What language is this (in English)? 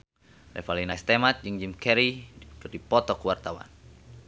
Sundanese